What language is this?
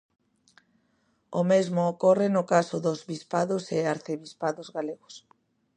Galician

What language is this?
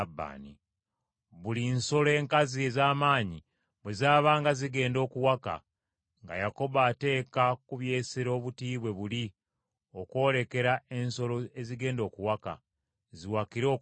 Ganda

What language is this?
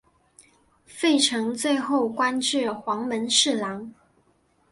Chinese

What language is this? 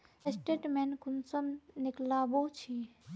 Magahi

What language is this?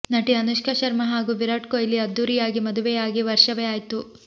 Kannada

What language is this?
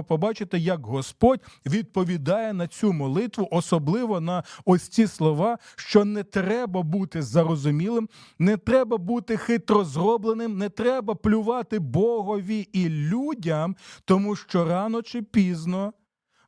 Ukrainian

